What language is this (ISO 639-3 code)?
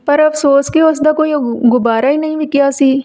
pan